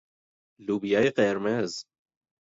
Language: Persian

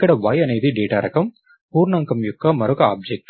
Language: Telugu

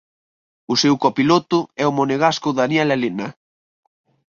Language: Galician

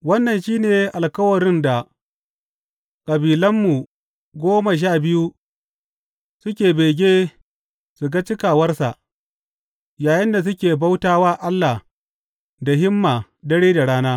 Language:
Hausa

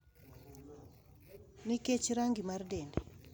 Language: Luo (Kenya and Tanzania)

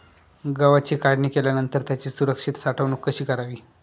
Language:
Marathi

